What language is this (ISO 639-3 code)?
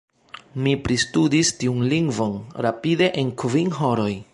epo